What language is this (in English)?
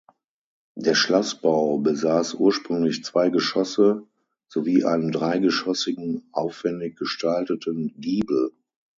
German